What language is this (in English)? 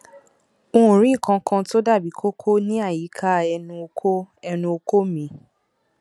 Yoruba